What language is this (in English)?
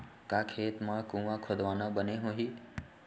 Chhattisgarhi